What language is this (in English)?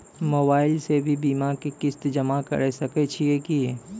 Maithili